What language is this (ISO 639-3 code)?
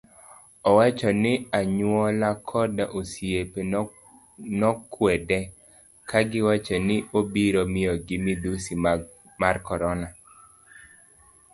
luo